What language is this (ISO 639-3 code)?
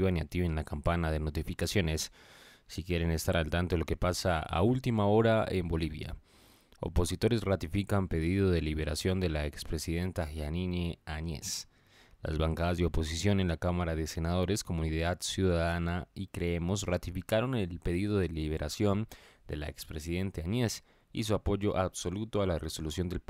spa